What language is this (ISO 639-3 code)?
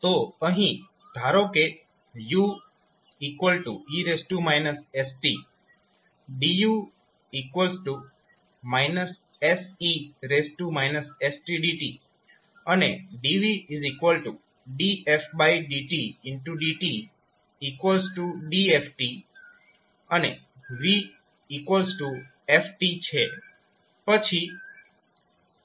guj